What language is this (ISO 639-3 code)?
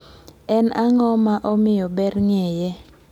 luo